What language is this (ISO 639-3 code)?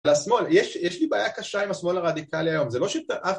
heb